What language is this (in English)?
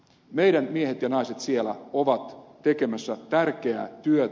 Finnish